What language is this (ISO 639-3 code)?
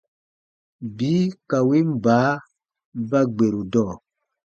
bba